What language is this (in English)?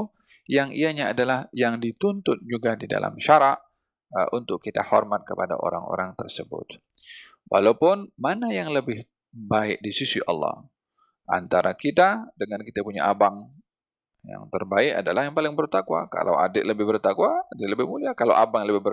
Malay